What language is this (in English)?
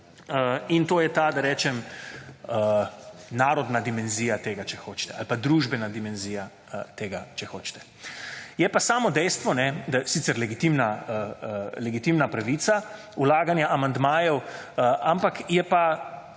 Slovenian